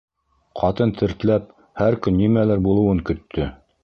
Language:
Bashkir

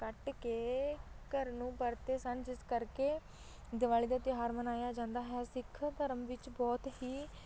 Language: Punjabi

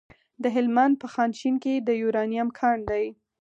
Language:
Pashto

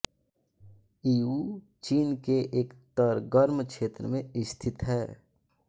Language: Hindi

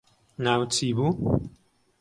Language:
Central Kurdish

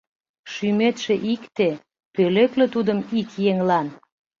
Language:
Mari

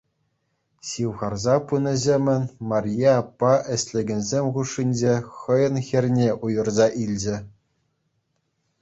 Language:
Chuvash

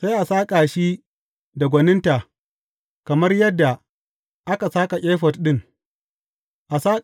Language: Hausa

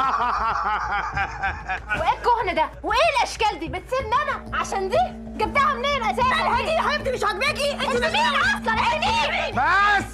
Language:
Arabic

